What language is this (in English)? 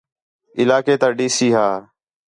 Khetrani